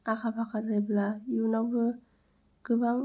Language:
Bodo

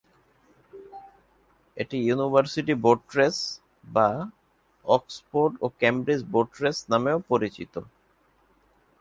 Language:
Bangla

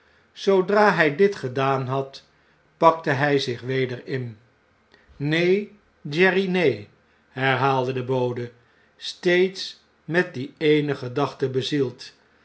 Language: Dutch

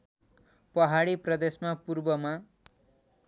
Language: Nepali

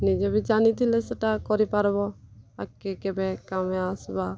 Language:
Odia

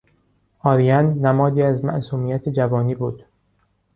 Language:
Persian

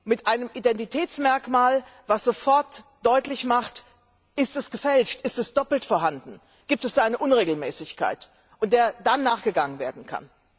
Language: German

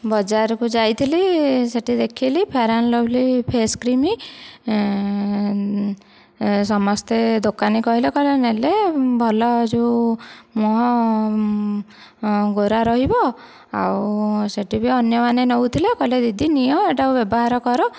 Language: Odia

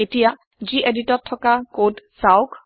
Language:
Assamese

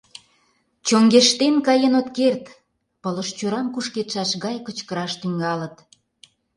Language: Mari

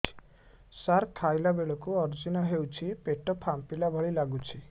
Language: Odia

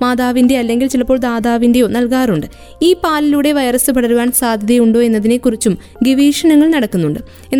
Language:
Malayalam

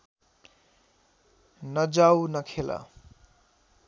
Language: Nepali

